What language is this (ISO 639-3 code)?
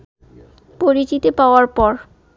ben